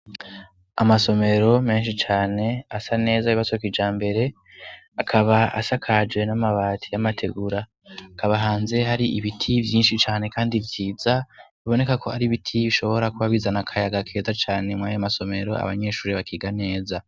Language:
Rundi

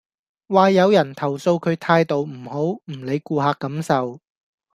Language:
Cantonese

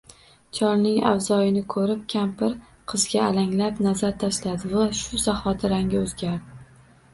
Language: Uzbek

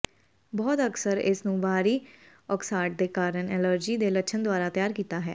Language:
Punjabi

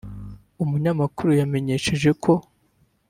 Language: Kinyarwanda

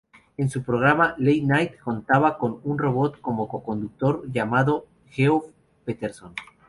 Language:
Spanish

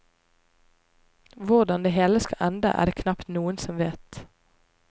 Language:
Norwegian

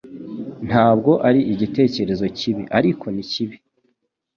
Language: Kinyarwanda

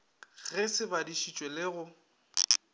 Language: Northern Sotho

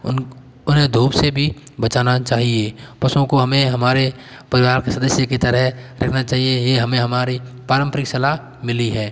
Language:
Hindi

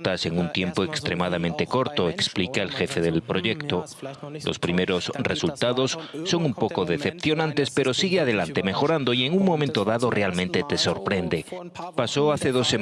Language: Spanish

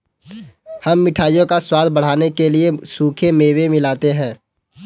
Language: Hindi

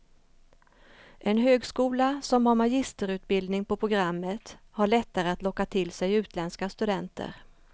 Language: Swedish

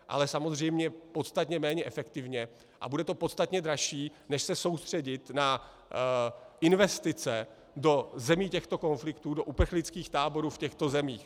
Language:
Czech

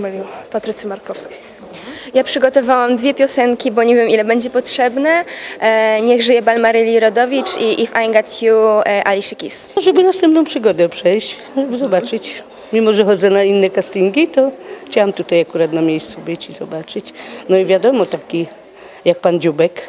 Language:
Polish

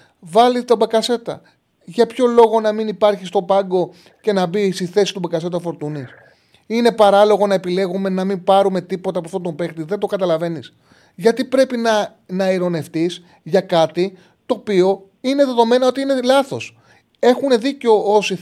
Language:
Greek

